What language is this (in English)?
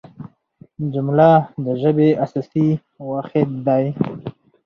Pashto